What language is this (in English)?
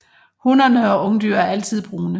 Danish